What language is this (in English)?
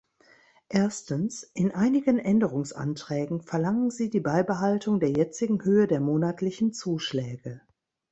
German